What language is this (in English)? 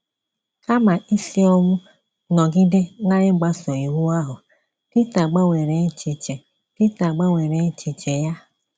Igbo